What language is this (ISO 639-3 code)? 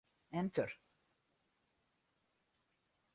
fry